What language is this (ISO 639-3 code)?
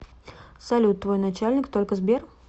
rus